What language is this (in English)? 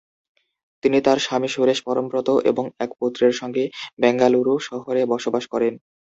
Bangla